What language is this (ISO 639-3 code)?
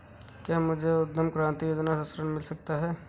hin